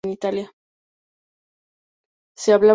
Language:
Spanish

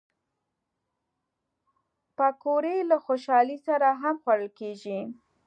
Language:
Pashto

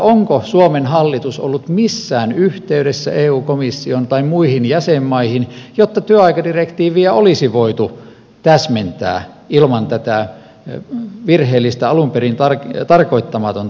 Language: Finnish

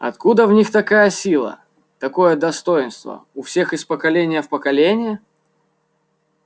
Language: Russian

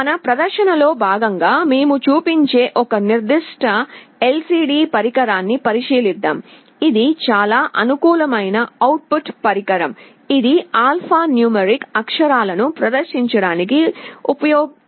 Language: Telugu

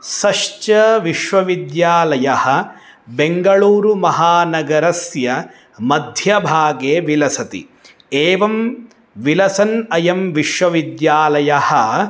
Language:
Sanskrit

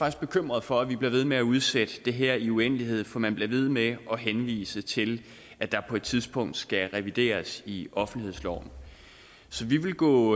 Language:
Danish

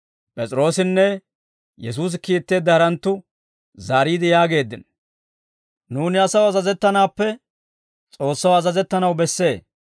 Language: Dawro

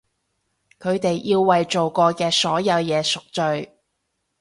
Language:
Cantonese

